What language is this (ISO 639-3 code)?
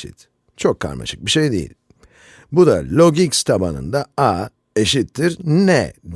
tur